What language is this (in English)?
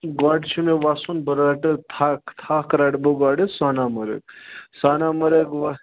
Kashmiri